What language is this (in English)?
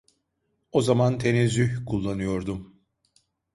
Turkish